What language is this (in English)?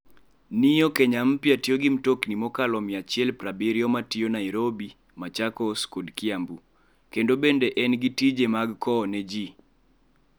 Luo (Kenya and Tanzania)